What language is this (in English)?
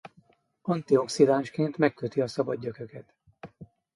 Hungarian